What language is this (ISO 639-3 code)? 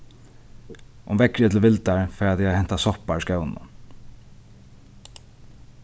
fao